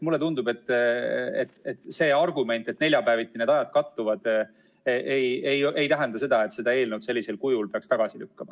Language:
Estonian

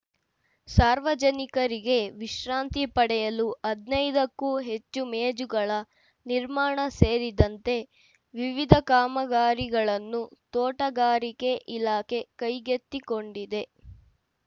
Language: Kannada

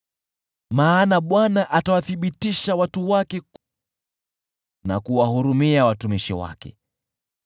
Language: Swahili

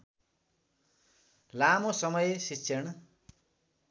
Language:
Nepali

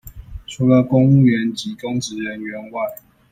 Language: Chinese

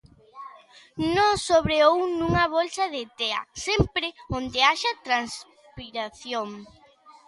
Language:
Galician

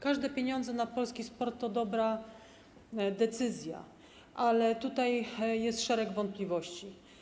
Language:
Polish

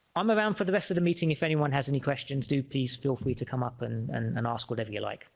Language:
English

